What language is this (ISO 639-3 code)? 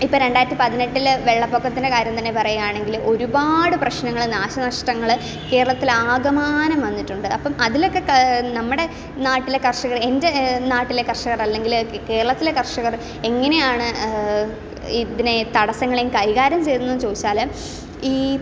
mal